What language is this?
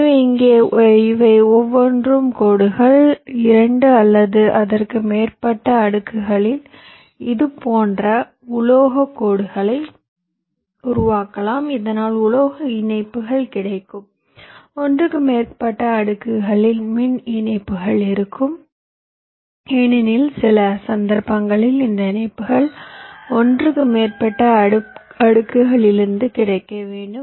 Tamil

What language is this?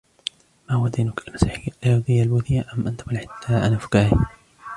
Arabic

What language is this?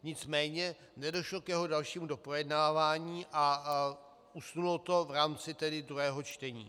Czech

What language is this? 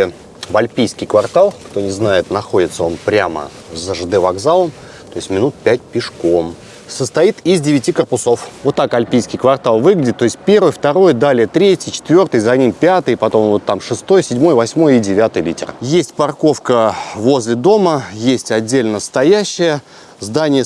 Russian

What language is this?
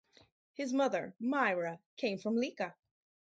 English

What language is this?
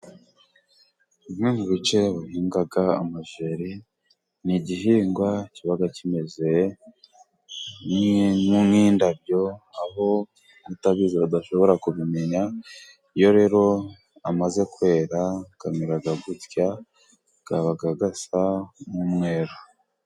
Kinyarwanda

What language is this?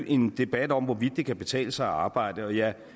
Danish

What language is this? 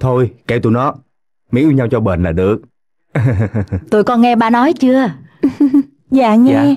Vietnamese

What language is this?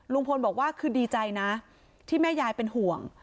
Thai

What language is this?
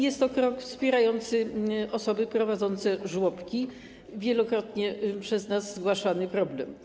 Polish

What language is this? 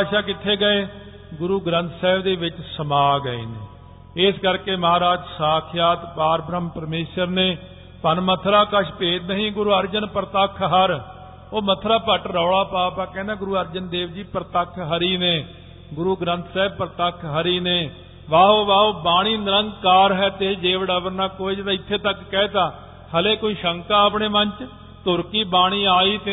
Punjabi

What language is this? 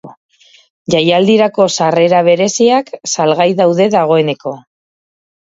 Basque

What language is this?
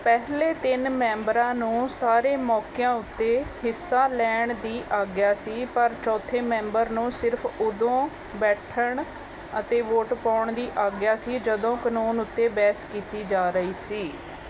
Punjabi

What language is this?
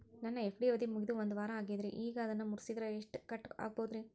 Kannada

